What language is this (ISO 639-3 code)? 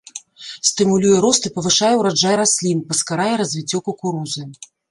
bel